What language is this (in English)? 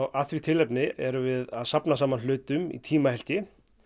Icelandic